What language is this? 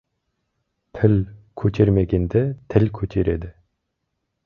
Kazakh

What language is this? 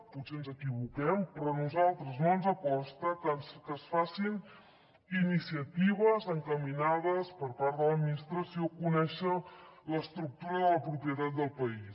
Catalan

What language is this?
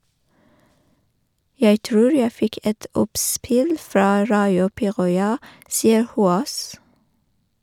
Norwegian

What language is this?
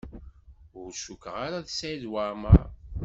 Kabyle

